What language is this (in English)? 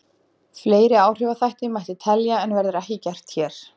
Icelandic